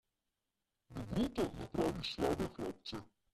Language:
Slovenian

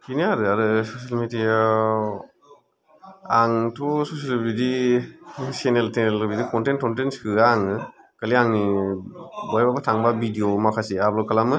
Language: Bodo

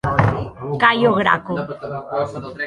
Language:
Occitan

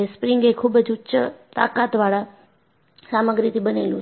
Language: Gujarati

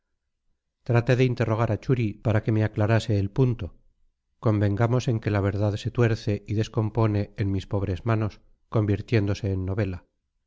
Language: Spanish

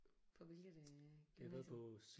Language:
Danish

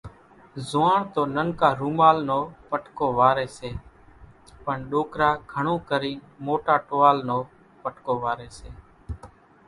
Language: Kachi Koli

